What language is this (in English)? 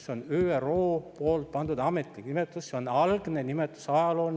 Estonian